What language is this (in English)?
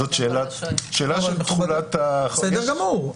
Hebrew